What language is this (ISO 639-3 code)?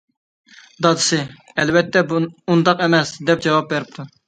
uig